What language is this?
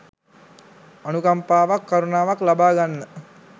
Sinhala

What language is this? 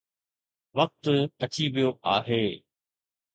Sindhi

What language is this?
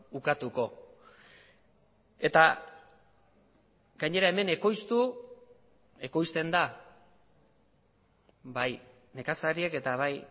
Basque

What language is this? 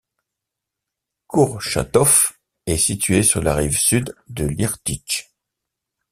French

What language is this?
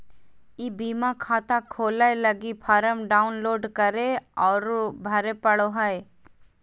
Magahi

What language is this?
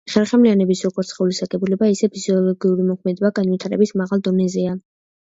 Georgian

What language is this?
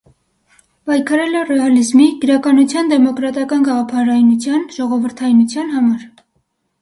Armenian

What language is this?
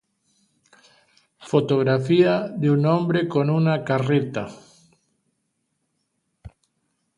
Spanish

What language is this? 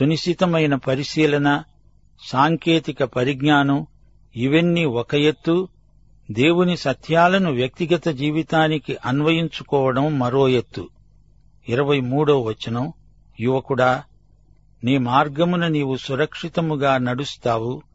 Telugu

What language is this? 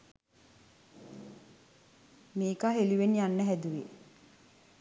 Sinhala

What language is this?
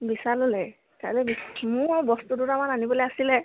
Assamese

